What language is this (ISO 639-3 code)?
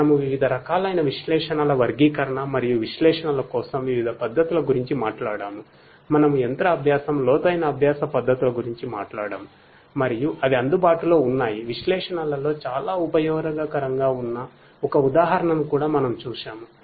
tel